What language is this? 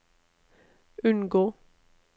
Norwegian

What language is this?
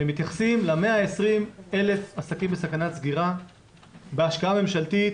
Hebrew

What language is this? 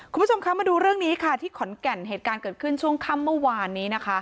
Thai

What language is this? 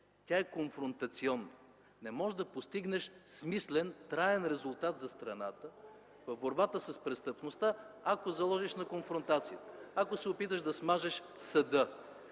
Bulgarian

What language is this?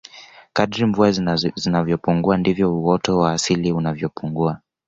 Swahili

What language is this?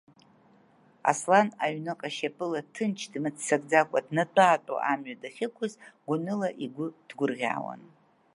Abkhazian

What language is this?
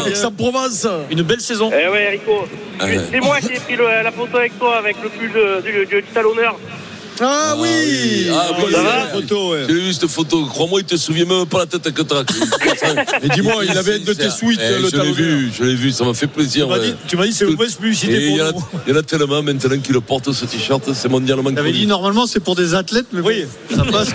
French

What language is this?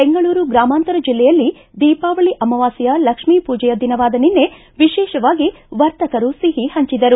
Kannada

